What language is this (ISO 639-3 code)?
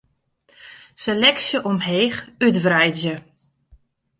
fry